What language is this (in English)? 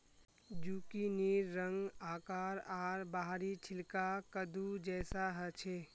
Magahi